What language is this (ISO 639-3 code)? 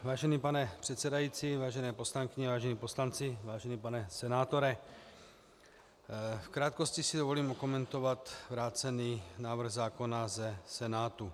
ces